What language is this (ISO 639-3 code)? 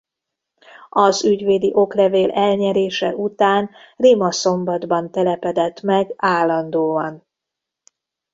hun